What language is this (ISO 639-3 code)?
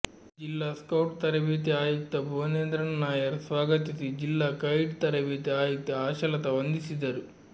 kan